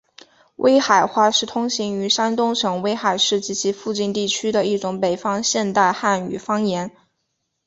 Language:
Chinese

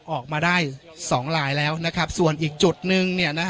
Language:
Thai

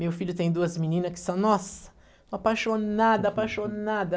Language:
Portuguese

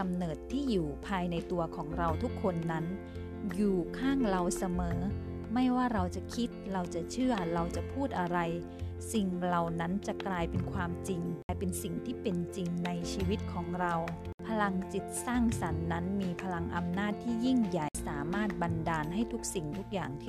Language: Thai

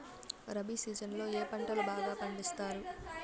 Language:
Telugu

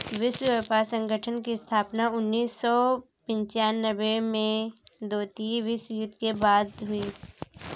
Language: Hindi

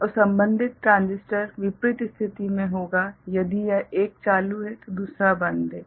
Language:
Hindi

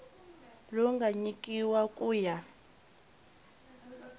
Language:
Tsonga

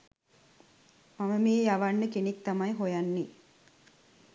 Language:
Sinhala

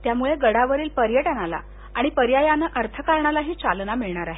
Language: Marathi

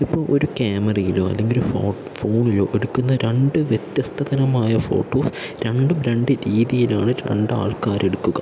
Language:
Malayalam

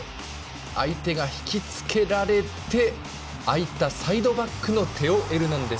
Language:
Japanese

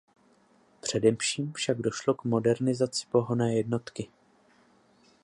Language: Czech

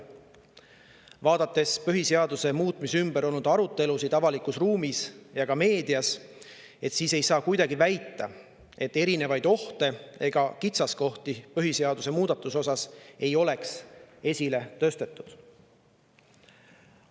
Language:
Estonian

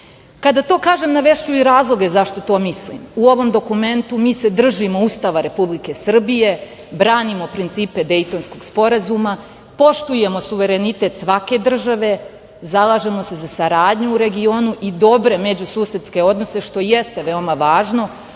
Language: Serbian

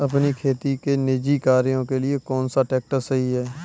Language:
Hindi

